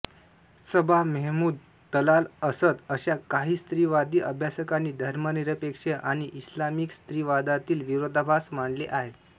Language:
Marathi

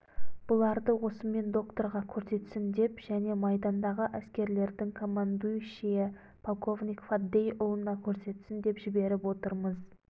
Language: Kazakh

